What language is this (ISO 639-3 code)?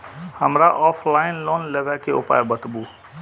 mai